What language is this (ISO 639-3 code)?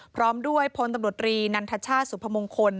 tha